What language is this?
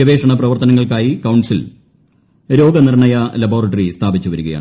Malayalam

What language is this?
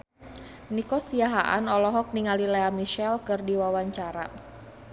Sundanese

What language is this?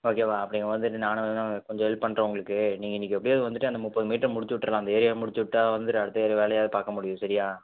Tamil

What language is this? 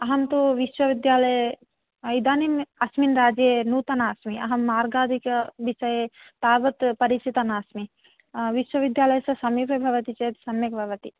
Sanskrit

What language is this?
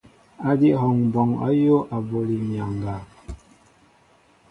Mbo (Cameroon)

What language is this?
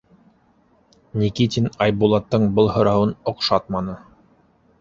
Bashkir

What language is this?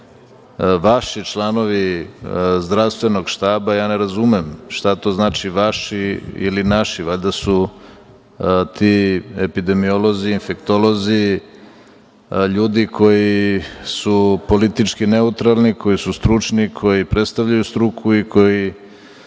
Serbian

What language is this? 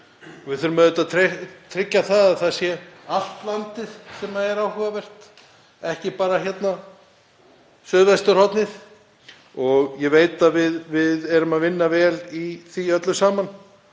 Icelandic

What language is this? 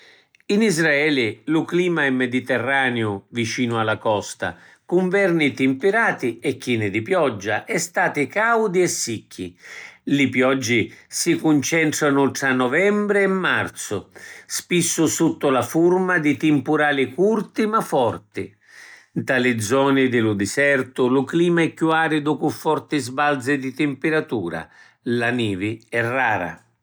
Sicilian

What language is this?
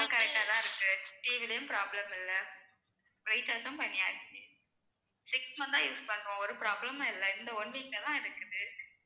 Tamil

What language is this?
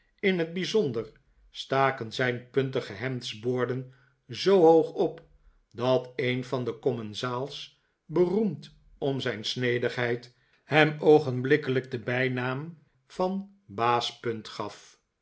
Dutch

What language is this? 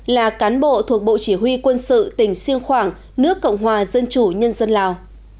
Vietnamese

